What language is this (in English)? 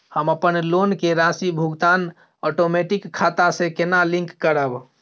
Maithili